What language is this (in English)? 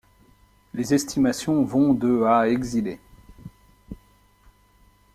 French